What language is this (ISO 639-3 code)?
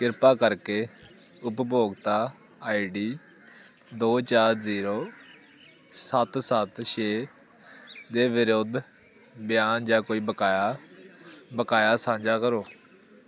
pan